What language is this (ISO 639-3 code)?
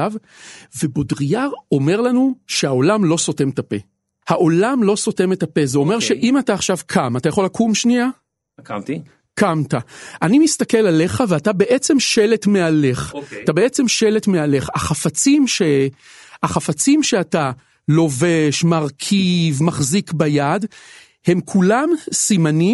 heb